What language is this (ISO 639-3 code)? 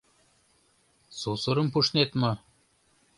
chm